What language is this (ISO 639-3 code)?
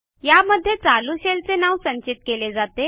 mar